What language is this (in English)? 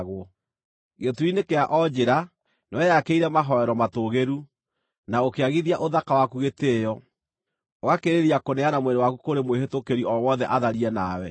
Kikuyu